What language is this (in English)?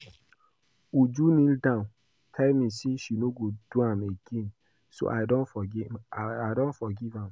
Nigerian Pidgin